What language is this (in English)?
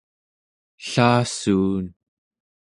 Central Yupik